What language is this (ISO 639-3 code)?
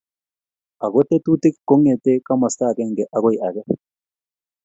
kln